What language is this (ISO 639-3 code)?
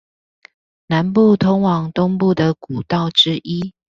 zho